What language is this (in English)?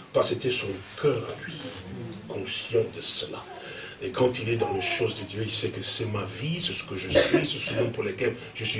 French